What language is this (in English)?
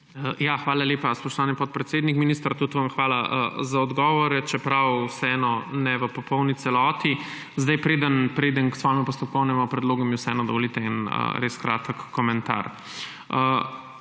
Slovenian